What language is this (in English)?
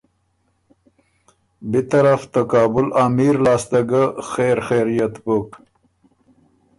Ormuri